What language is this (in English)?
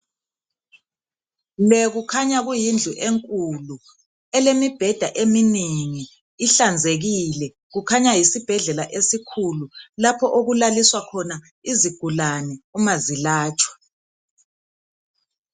North Ndebele